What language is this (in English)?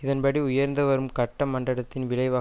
Tamil